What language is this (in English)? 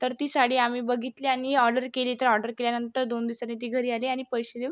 Marathi